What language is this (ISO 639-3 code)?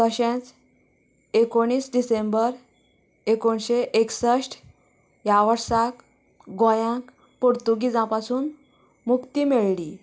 kok